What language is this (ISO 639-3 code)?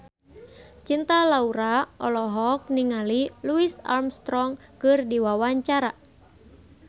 sun